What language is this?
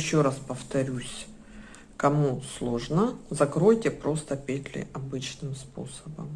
Russian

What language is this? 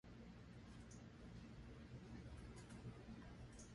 Min Nan Chinese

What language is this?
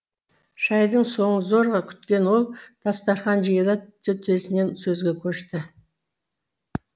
Kazakh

